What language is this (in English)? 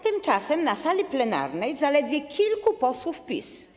Polish